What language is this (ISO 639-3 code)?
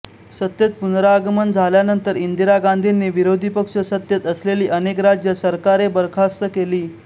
mar